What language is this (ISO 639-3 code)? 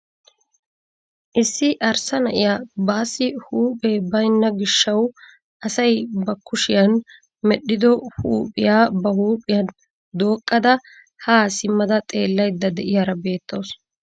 wal